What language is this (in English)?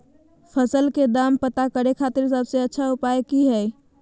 Magahi